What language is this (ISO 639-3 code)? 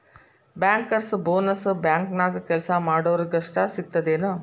kan